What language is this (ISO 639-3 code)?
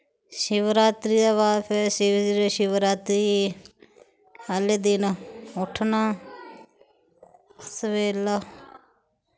doi